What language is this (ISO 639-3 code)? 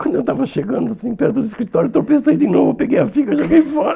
por